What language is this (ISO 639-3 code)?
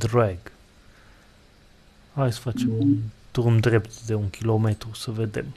ron